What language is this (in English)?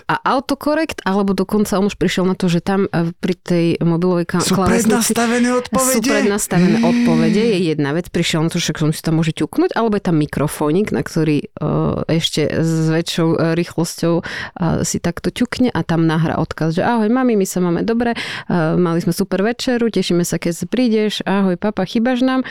Slovak